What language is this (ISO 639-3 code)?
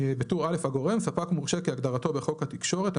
heb